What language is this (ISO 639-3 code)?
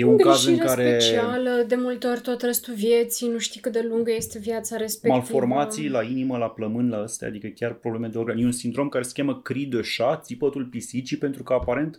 ron